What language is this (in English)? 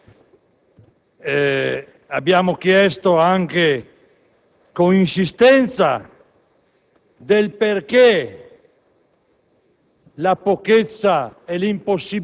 Italian